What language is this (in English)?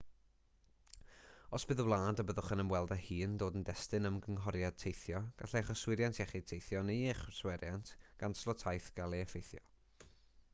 Welsh